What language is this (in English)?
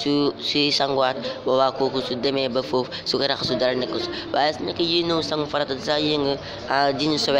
Indonesian